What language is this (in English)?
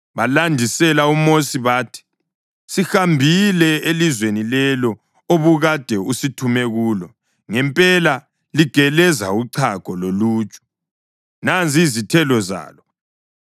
North Ndebele